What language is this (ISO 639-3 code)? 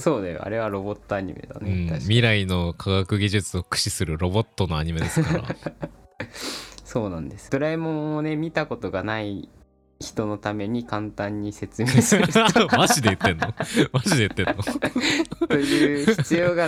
jpn